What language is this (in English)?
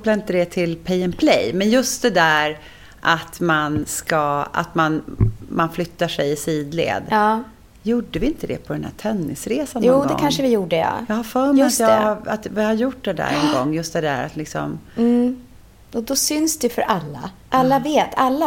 Swedish